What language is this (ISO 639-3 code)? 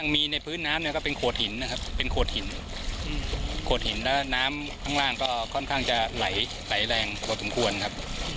tha